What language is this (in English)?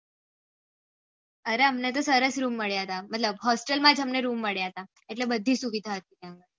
Gujarati